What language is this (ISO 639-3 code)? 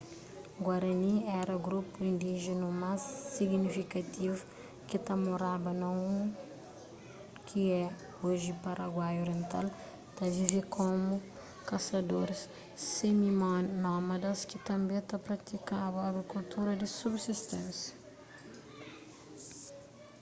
kea